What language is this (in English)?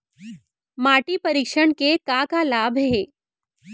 Chhattisgarhi